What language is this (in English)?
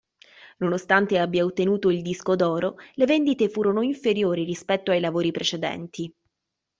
Italian